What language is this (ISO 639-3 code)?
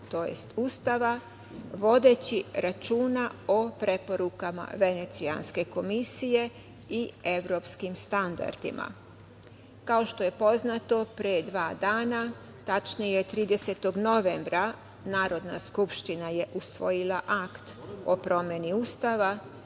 srp